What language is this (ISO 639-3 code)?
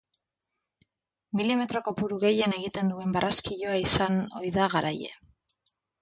eus